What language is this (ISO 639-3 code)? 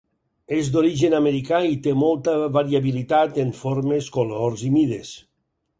cat